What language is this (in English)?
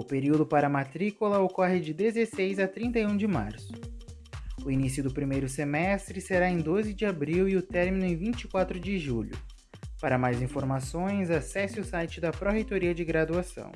Portuguese